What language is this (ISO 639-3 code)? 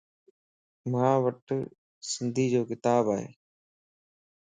lss